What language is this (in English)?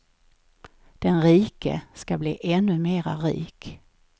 Swedish